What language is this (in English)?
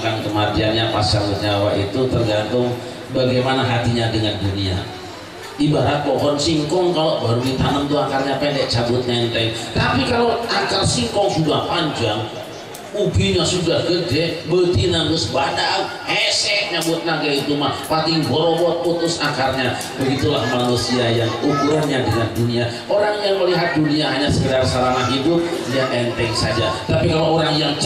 Indonesian